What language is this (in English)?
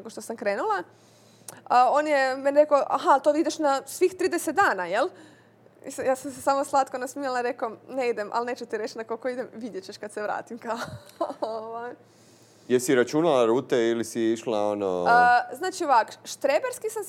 Croatian